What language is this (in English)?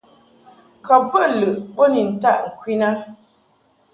Mungaka